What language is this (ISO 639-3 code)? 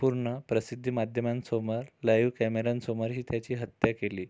mar